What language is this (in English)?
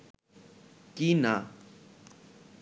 Bangla